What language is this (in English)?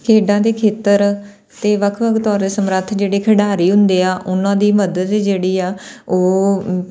Punjabi